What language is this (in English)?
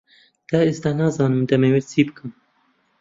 Central Kurdish